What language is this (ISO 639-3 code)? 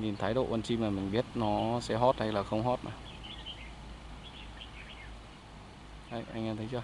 vie